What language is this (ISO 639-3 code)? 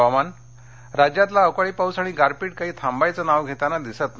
mar